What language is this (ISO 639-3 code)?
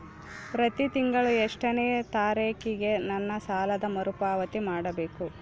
kan